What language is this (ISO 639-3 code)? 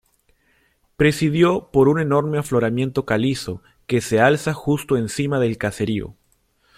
spa